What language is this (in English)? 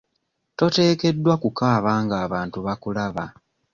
Ganda